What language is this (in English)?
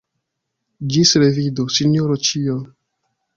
Esperanto